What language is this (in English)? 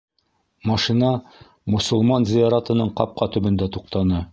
Bashkir